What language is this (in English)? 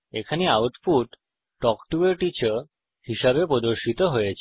Bangla